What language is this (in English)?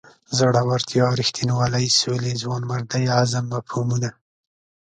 Pashto